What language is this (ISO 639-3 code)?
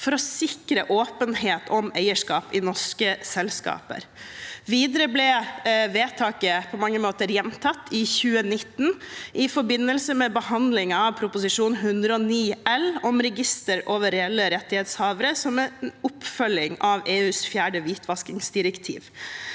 nor